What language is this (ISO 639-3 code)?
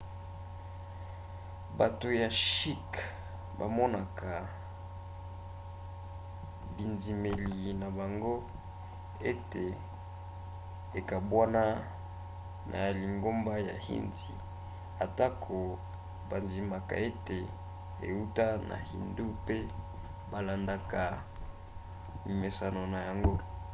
lin